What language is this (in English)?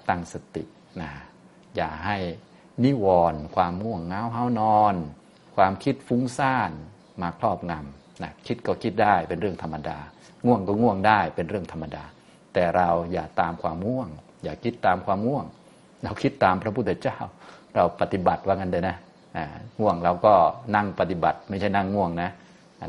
Thai